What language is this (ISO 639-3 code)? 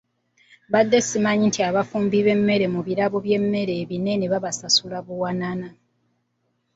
lug